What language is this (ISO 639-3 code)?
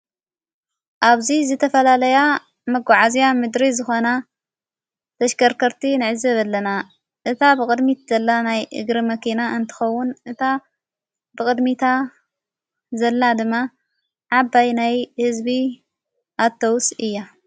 tir